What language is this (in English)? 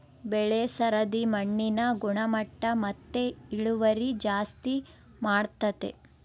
Kannada